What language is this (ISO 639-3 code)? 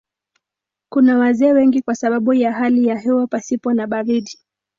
swa